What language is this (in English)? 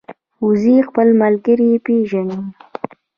Pashto